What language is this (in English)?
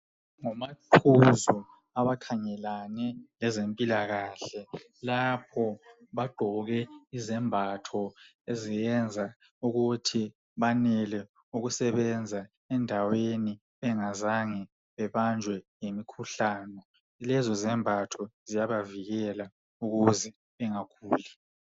North Ndebele